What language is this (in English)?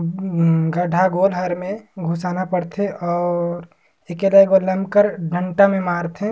Surgujia